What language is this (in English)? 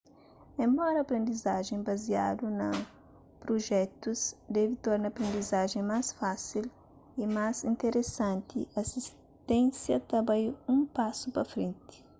Kabuverdianu